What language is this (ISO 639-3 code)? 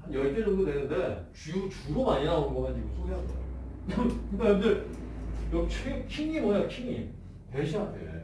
kor